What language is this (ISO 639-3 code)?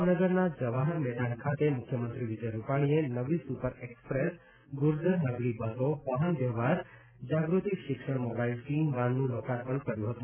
guj